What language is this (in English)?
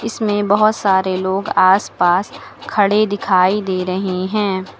Hindi